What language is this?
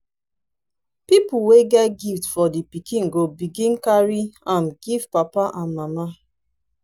Nigerian Pidgin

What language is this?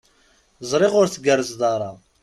Kabyle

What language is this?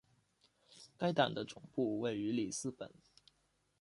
Chinese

